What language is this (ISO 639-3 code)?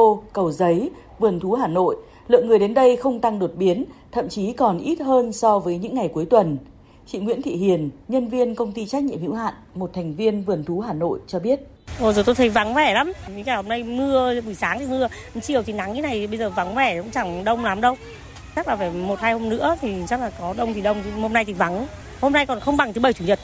vie